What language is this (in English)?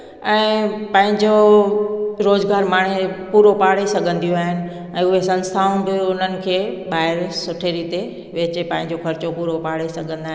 Sindhi